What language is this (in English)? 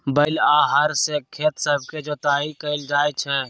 Magahi